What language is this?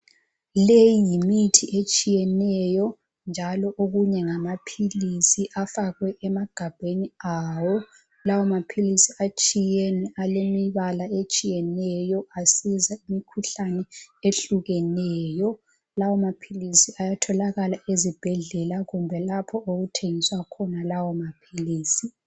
North Ndebele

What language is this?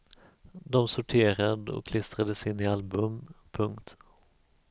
Swedish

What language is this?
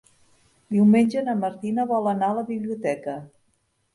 Catalan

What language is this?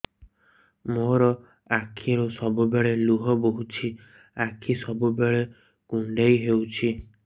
Odia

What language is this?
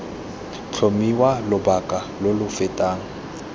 Tswana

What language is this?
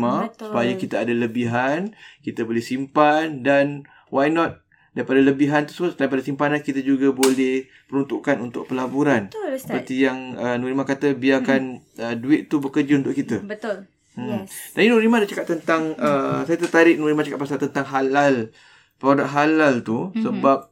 Malay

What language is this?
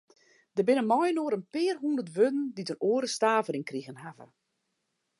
Western Frisian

